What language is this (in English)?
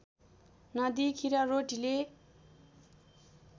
Nepali